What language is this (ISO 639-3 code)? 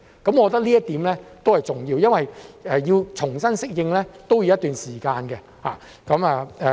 yue